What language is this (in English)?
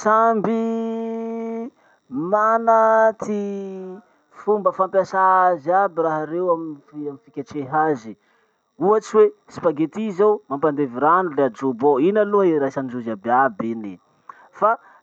Masikoro Malagasy